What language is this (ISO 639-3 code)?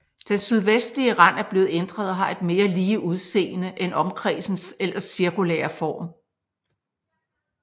dan